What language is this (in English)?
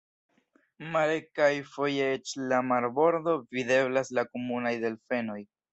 Esperanto